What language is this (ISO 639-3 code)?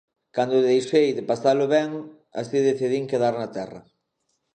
glg